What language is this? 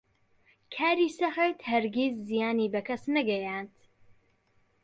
Central Kurdish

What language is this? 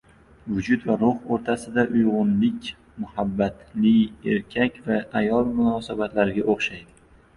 Uzbek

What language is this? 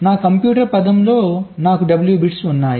Telugu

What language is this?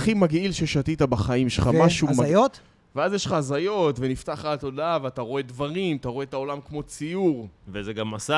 Hebrew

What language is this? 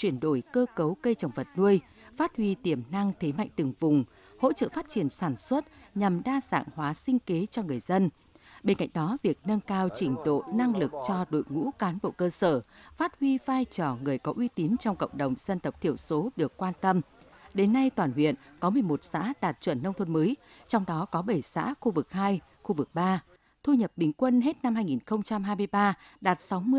Vietnamese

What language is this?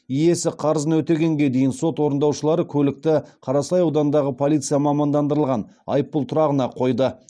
Kazakh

